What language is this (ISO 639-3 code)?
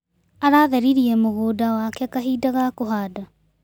kik